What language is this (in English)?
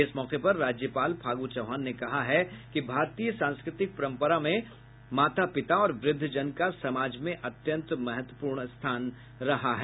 Hindi